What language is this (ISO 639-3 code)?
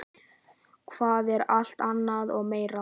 isl